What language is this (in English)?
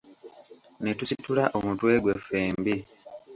Ganda